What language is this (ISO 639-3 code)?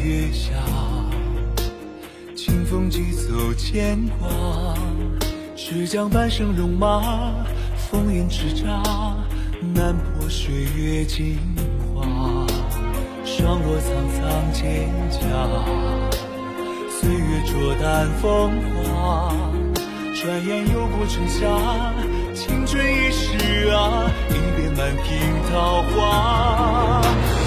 zho